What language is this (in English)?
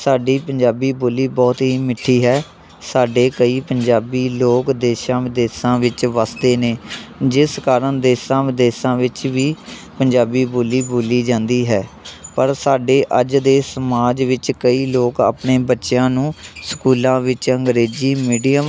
Punjabi